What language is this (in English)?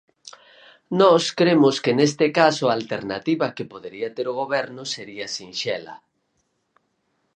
Galician